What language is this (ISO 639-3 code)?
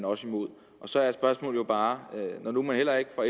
dan